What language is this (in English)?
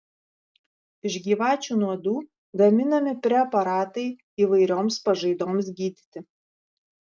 Lithuanian